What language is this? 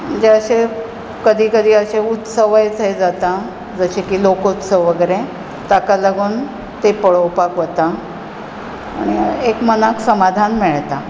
Konkani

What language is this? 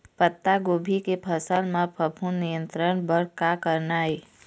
Chhattisgarhi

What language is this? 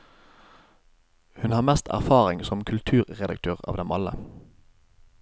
Norwegian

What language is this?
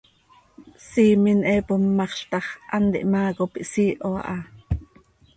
Seri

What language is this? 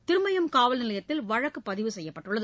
Tamil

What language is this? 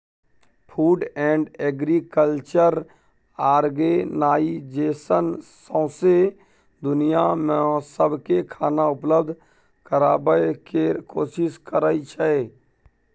Maithili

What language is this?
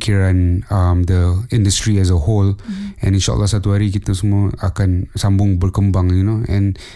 Malay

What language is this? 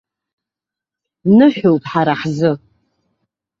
Abkhazian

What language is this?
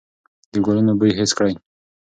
Pashto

